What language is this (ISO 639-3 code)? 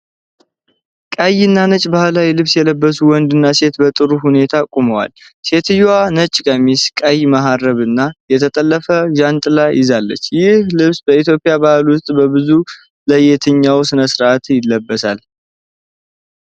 amh